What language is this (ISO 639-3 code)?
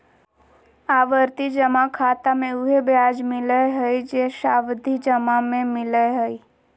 mag